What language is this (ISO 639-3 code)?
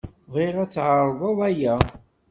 kab